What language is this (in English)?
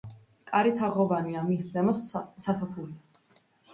Georgian